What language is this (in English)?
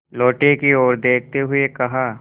Hindi